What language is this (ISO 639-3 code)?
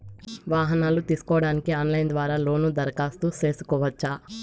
tel